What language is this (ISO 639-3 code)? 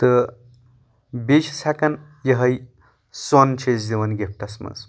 kas